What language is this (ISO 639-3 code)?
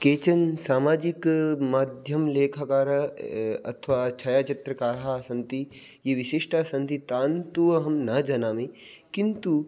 san